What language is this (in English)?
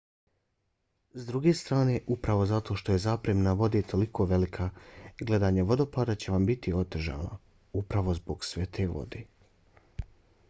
Bosnian